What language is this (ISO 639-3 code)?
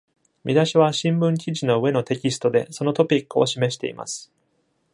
jpn